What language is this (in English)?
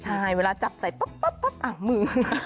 Thai